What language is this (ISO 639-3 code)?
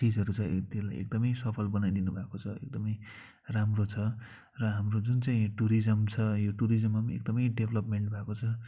nep